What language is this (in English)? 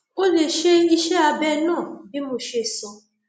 Yoruba